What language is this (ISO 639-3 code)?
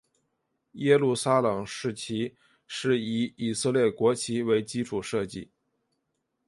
zho